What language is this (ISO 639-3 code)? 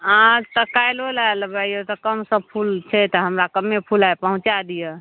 mai